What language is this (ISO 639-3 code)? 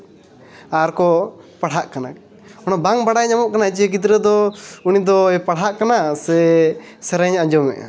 sat